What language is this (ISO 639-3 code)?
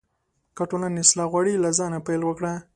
pus